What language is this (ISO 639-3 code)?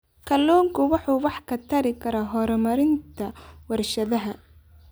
som